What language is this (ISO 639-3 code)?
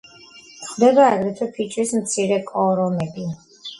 kat